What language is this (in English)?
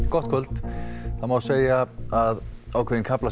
Icelandic